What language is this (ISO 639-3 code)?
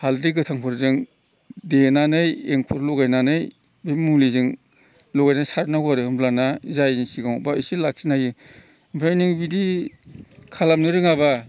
brx